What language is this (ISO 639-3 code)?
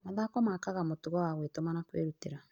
kik